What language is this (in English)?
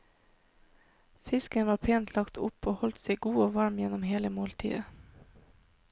Norwegian